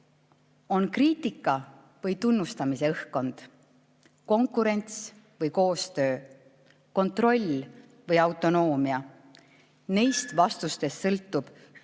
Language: Estonian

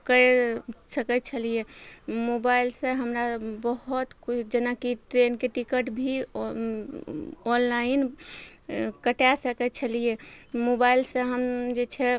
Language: Maithili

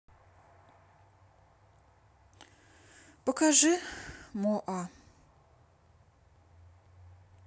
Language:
Russian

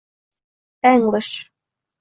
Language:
Uzbek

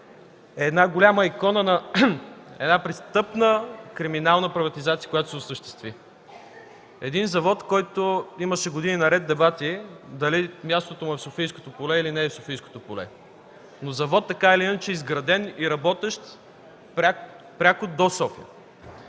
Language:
Bulgarian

